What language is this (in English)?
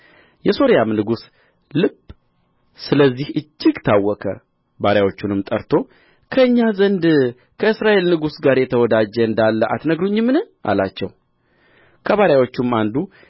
Amharic